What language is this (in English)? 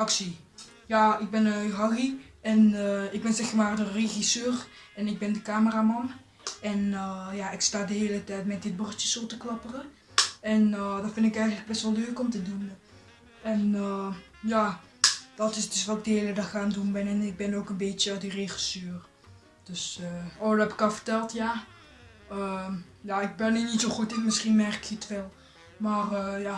Dutch